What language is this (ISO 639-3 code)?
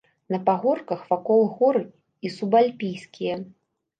bel